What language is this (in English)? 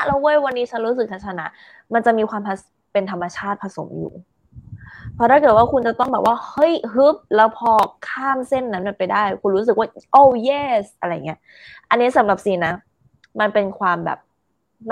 Thai